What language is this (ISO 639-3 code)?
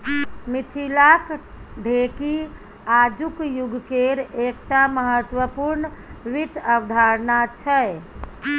mai